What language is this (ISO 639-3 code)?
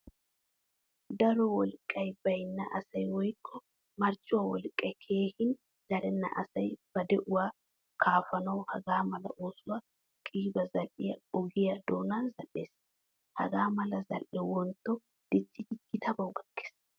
wal